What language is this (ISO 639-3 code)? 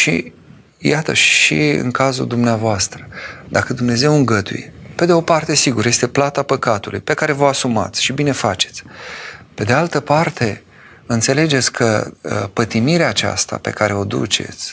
ron